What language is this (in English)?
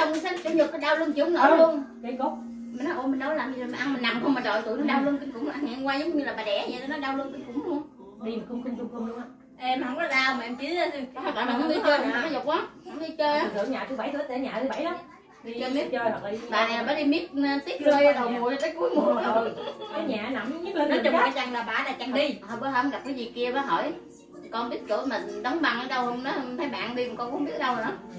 Vietnamese